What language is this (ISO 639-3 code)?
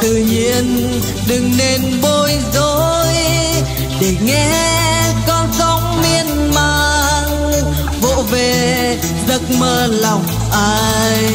vie